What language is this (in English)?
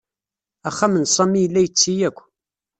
Kabyle